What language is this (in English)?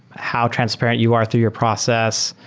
English